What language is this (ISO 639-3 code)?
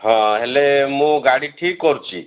ori